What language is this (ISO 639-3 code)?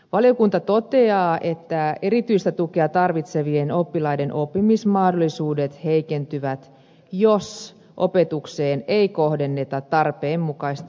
fin